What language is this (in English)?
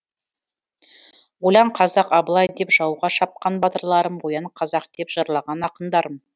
Kazakh